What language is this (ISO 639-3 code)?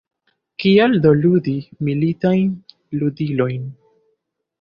epo